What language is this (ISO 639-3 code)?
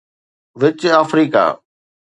snd